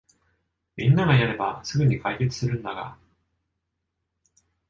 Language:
Japanese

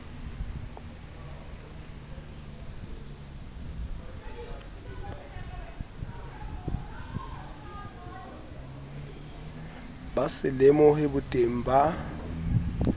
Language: Southern Sotho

